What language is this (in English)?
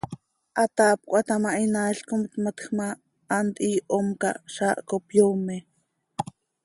Seri